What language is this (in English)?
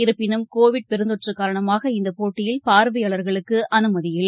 Tamil